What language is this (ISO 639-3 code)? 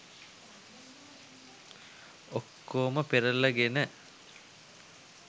sin